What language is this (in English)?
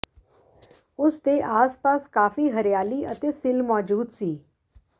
Punjabi